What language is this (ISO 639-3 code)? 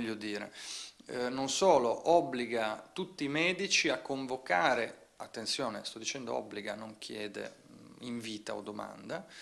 ita